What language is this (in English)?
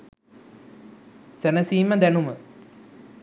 Sinhala